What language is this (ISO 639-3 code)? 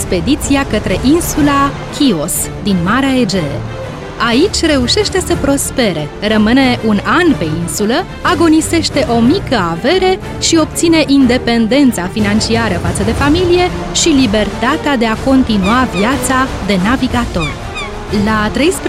ron